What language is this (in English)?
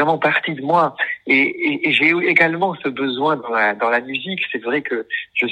French